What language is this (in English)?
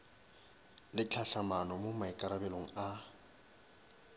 Northern Sotho